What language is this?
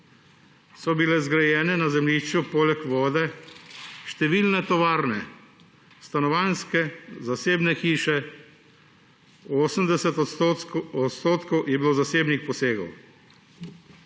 Slovenian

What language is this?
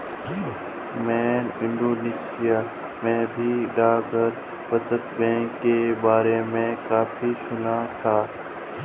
Hindi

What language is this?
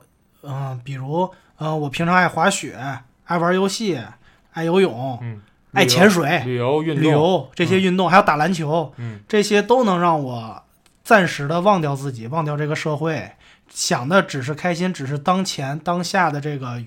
Chinese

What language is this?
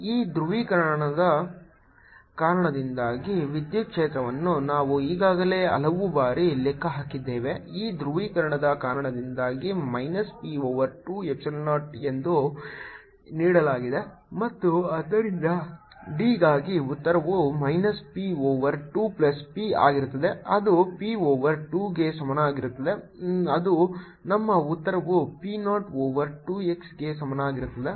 Kannada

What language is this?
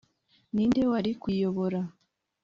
Kinyarwanda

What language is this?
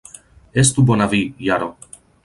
Esperanto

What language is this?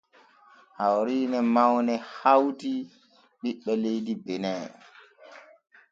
Borgu Fulfulde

